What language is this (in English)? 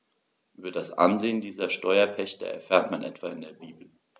German